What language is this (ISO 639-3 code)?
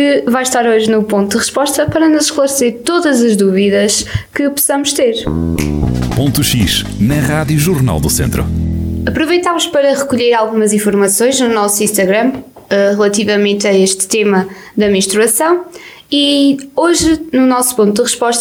por